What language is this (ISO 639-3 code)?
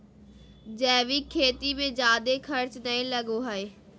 mag